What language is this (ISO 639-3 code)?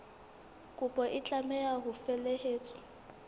sot